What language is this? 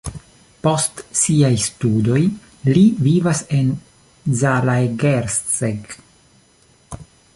Esperanto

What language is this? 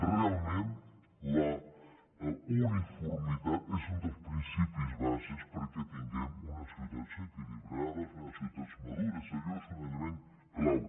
Catalan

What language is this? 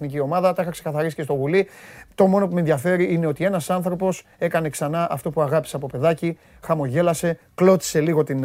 Greek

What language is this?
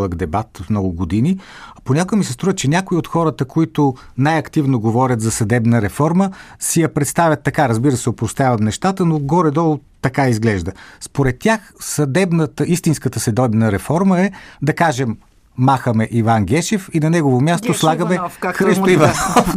Bulgarian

